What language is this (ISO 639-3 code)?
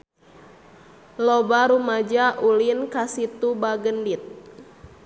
sun